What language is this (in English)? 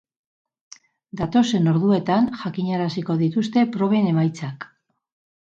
Basque